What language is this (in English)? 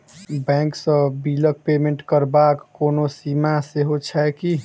Maithili